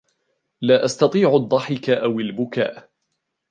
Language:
Arabic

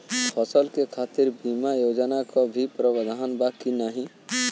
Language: Bhojpuri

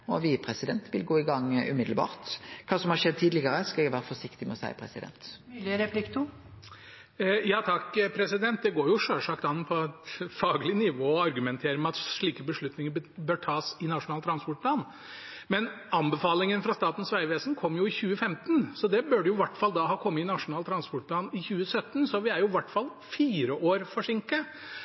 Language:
Norwegian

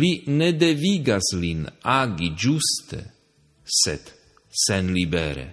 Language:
Slovak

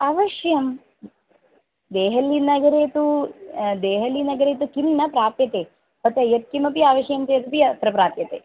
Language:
Sanskrit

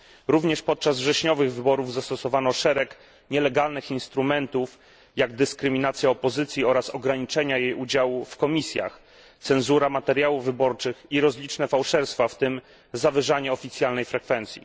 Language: Polish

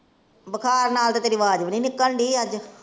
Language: Punjabi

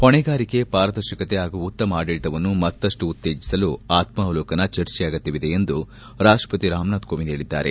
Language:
Kannada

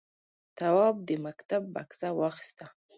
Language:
Pashto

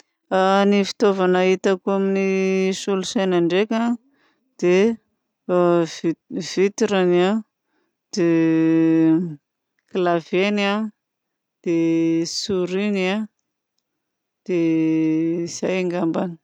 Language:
Southern Betsimisaraka Malagasy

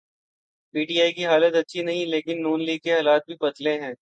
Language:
Urdu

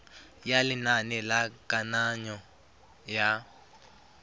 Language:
Tswana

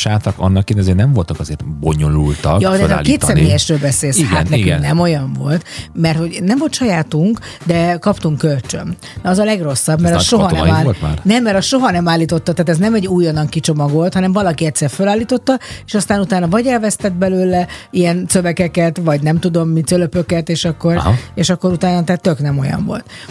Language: Hungarian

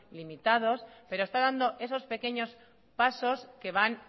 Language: Spanish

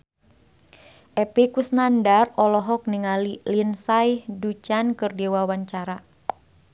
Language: Sundanese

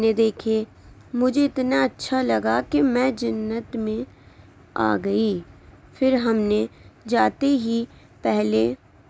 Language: Urdu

